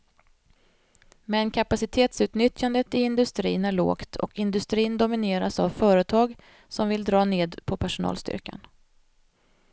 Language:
Swedish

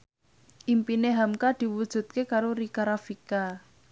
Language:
Javanese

